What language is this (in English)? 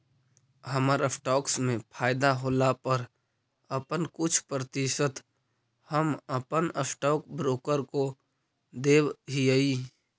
Magahi